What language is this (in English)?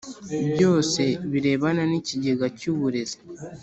Kinyarwanda